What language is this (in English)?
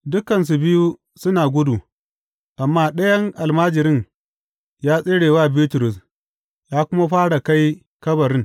Hausa